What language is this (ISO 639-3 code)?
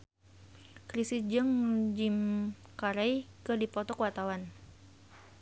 sun